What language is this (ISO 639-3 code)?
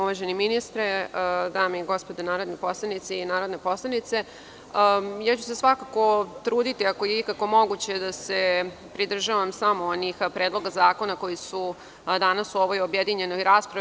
srp